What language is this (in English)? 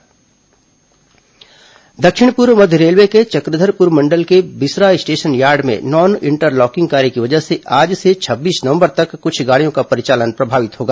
Hindi